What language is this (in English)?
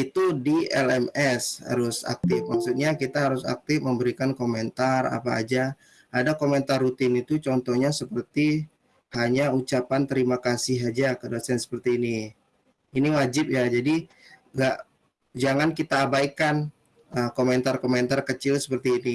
Indonesian